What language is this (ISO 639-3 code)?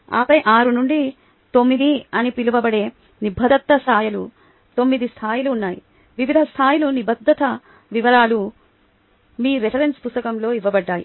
tel